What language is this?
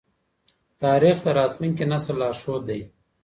Pashto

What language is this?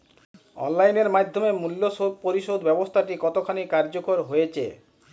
Bangla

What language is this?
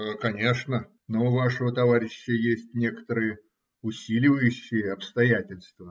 Russian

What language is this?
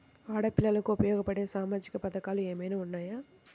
Telugu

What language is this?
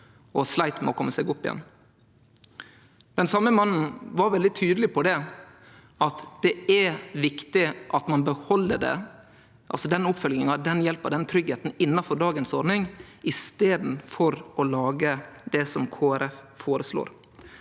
Norwegian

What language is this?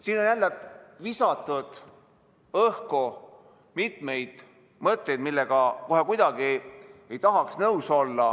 Estonian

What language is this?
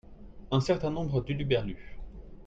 French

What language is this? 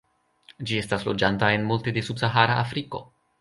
Esperanto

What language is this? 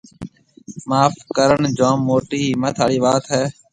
Marwari (Pakistan)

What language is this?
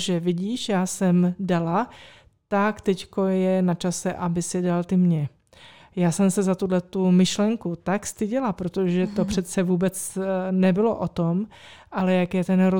Czech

